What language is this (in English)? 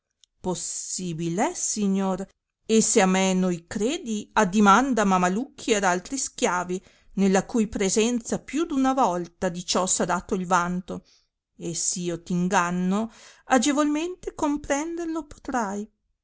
Italian